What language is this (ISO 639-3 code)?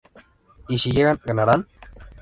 spa